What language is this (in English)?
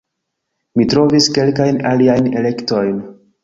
Esperanto